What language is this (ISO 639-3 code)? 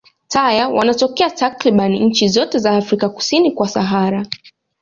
swa